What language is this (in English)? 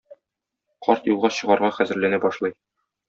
Tatar